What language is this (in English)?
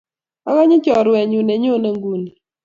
Kalenjin